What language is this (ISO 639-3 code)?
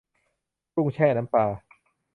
tha